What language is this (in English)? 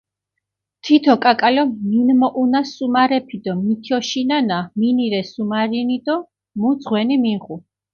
Mingrelian